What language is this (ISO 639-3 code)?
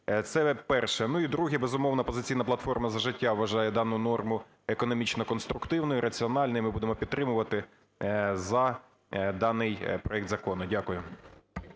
ukr